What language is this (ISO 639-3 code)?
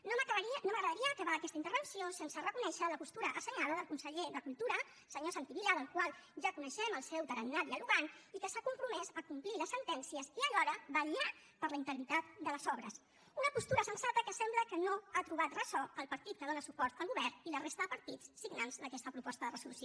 cat